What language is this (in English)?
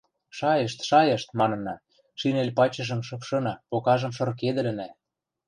Western Mari